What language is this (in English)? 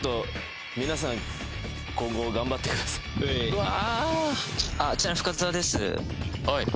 Japanese